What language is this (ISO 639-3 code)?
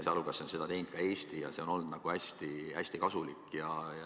est